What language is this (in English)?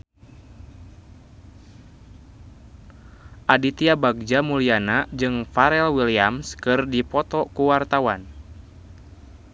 Sundanese